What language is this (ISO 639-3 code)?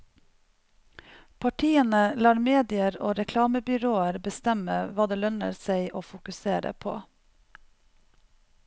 nor